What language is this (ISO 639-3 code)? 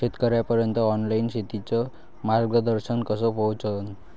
mar